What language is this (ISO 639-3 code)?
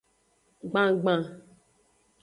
ajg